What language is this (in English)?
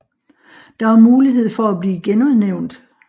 Danish